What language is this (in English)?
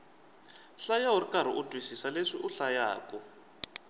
Tsonga